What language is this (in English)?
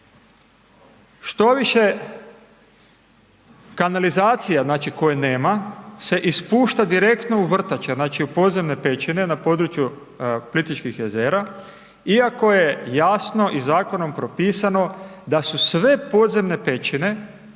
Croatian